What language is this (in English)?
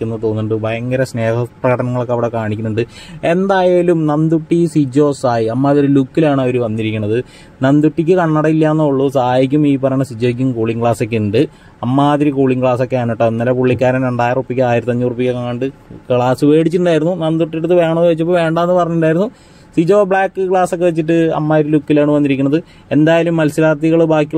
Malayalam